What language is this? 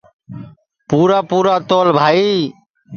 Sansi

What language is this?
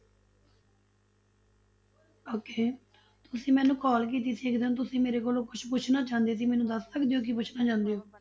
Punjabi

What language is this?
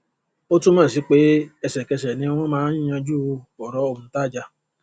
Yoruba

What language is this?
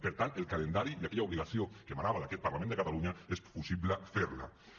Catalan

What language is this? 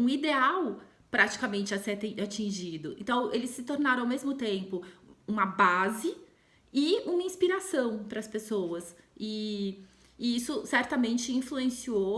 Portuguese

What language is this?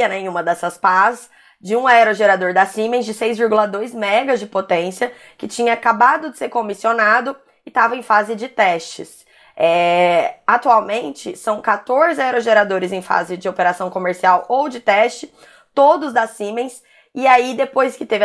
Portuguese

